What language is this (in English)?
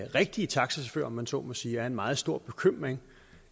Danish